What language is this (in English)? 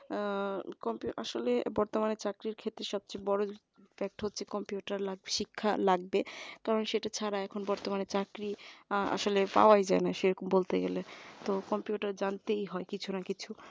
Bangla